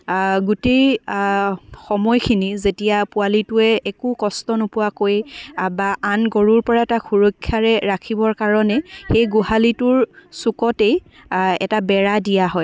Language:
Assamese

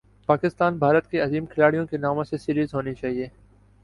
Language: Urdu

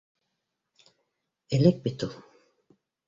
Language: Bashkir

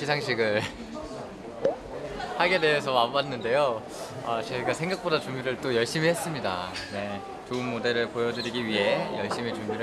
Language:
Korean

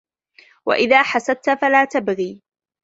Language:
Arabic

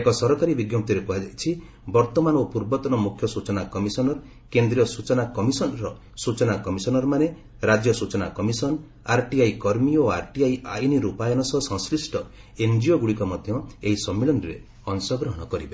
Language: Odia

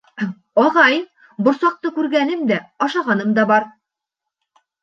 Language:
Bashkir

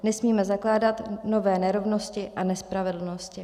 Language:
Czech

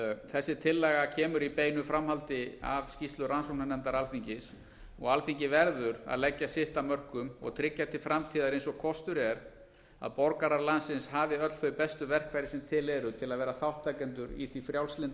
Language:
Icelandic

